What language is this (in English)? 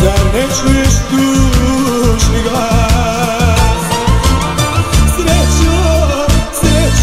Romanian